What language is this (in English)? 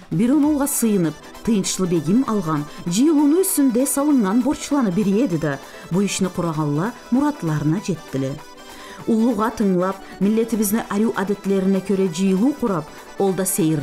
Turkish